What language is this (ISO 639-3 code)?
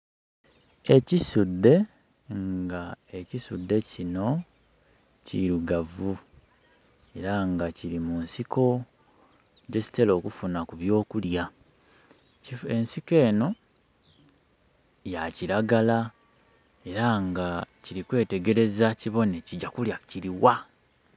xog